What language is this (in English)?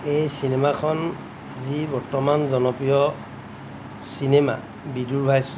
Assamese